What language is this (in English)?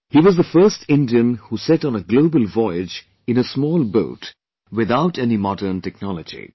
English